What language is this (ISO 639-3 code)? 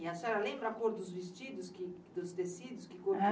por